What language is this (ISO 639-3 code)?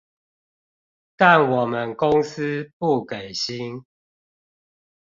zho